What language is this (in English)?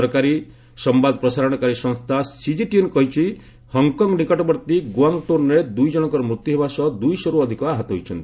Odia